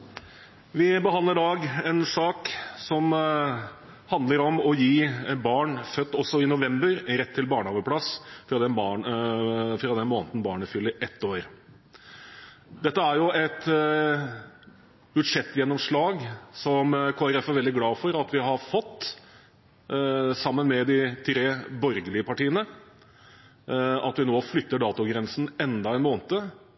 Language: Norwegian Bokmål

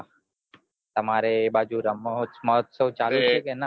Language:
Gujarati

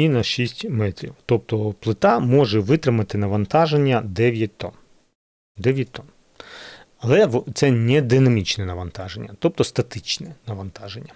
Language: Ukrainian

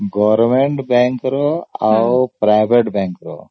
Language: Odia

